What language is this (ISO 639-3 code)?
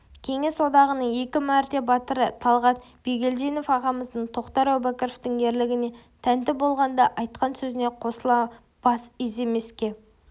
kaz